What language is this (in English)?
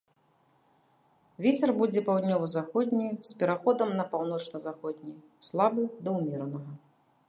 Belarusian